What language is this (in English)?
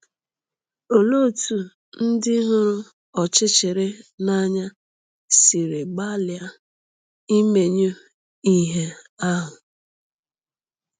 Igbo